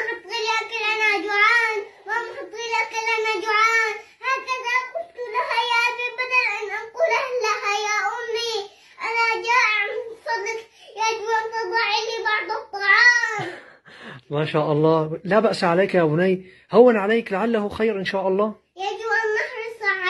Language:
Arabic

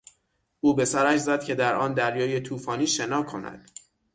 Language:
Persian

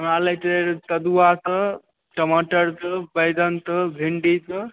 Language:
Maithili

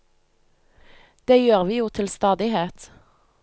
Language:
Norwegian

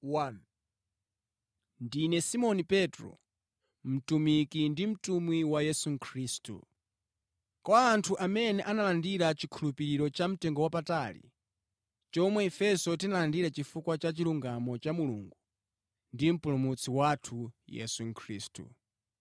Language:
Nyanja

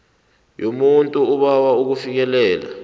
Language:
South Ndebele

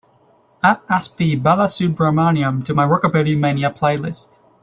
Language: English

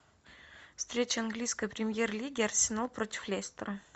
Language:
Russian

